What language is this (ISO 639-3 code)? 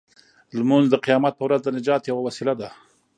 pus